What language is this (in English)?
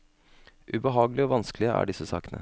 Norwegian